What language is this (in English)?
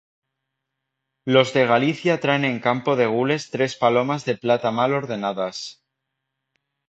Spanish